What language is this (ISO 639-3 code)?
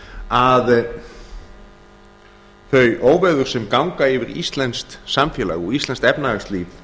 isl